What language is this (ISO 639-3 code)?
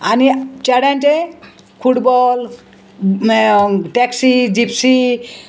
kok